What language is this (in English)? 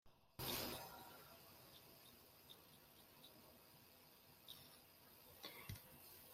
Kabyle